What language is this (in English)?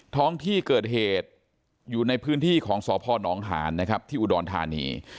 Thai